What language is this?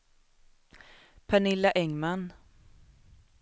Swedish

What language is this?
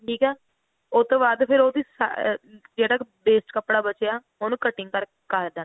Punjabi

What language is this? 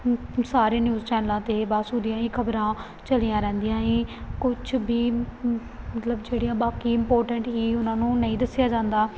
Punjabi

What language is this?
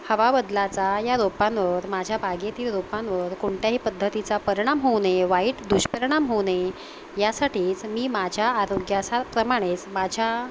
Marathi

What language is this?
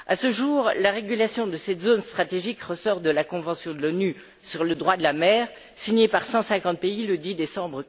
French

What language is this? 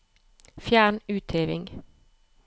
Norwegian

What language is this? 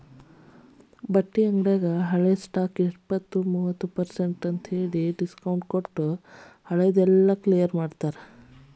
Kannada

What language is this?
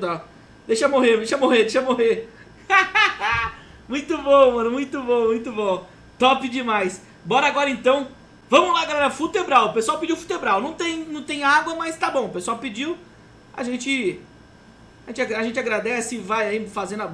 Portuguese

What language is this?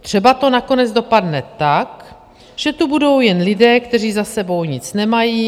Czech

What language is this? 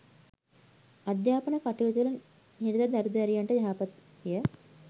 Sinhala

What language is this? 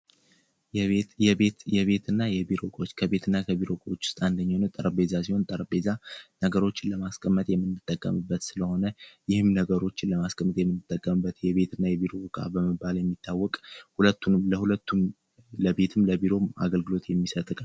Amharic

